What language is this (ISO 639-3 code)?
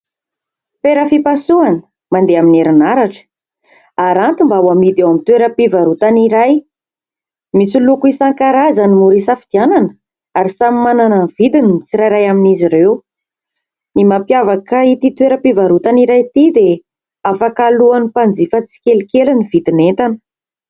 mlg